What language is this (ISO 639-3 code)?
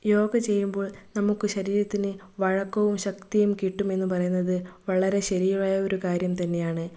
mal